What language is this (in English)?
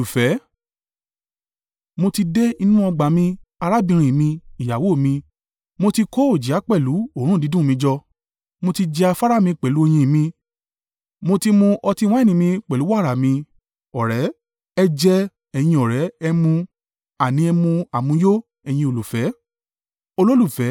Yoruba